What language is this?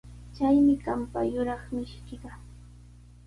Sihuas Ancash Quechua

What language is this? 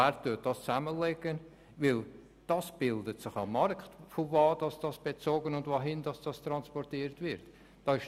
Swiss German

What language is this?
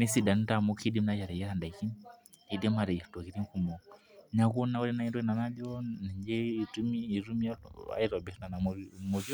Masai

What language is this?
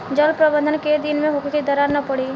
Bhojpuri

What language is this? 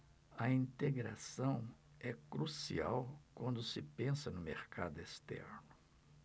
Portuguese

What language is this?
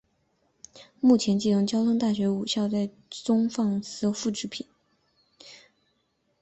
Chinese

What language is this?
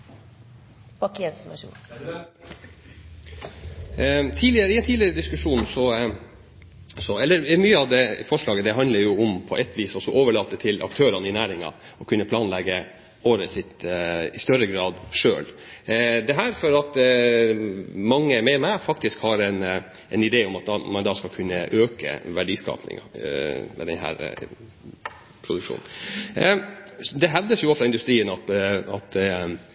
Norwegian Bokmål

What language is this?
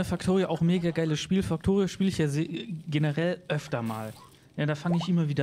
German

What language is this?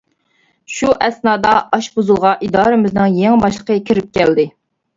Uyghur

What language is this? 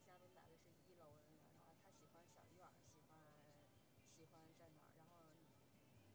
Chinese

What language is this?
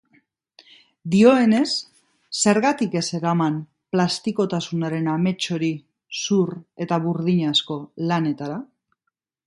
Basque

